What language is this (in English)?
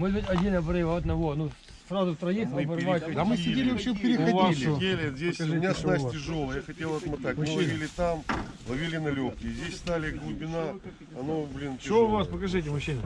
Russian